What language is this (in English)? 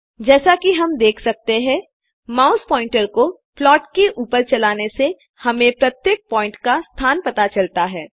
Hindi